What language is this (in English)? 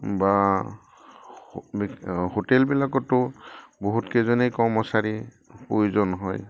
Assamese